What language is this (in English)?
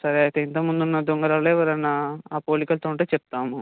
Telugu